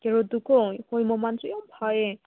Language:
Manipuri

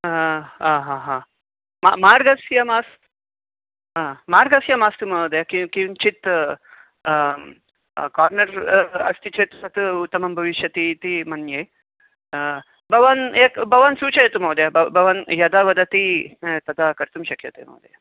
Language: Sanskrit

